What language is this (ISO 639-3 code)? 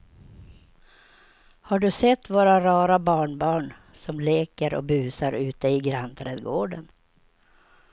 swe